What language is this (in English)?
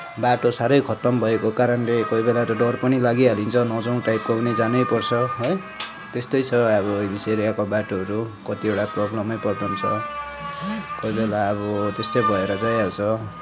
Nepali